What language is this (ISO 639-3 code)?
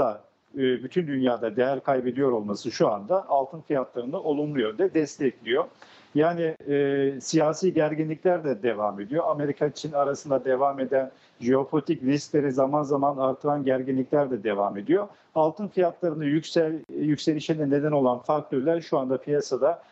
tur